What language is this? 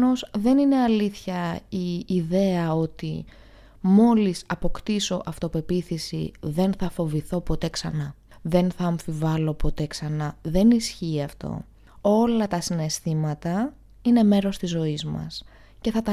Greek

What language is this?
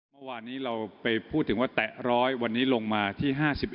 Thai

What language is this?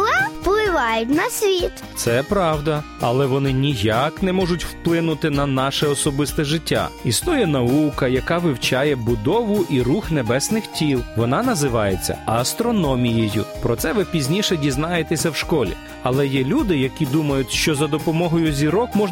Ukrainian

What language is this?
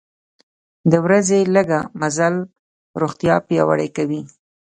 Pashto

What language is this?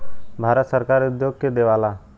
Bhojpuri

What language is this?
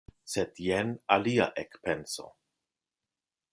Esperanto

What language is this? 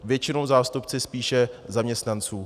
Czech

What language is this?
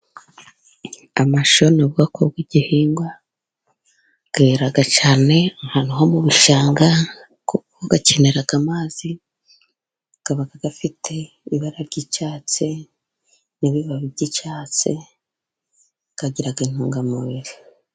Kinyarwanda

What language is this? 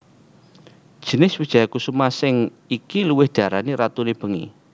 Javanese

